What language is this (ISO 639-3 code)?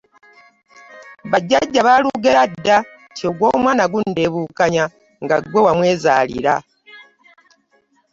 lug